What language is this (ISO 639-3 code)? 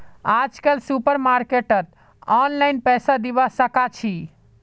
mag